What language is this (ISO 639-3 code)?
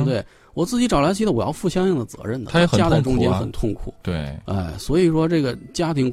zho